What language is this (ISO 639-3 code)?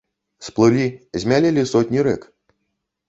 bel